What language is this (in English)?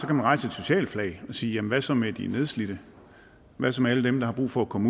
Danish